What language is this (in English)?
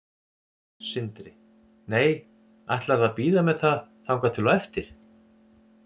Icelandic